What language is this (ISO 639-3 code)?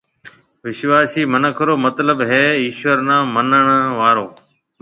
mve